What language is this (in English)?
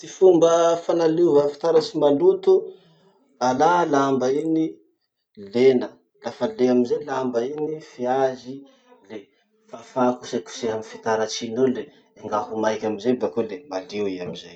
Masikoro Malagasy